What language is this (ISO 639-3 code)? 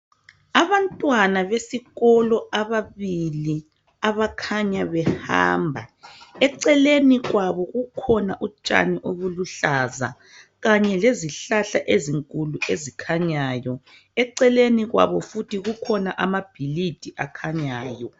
nde